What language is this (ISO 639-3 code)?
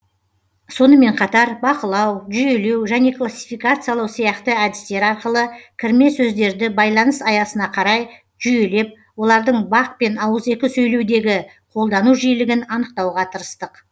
kaz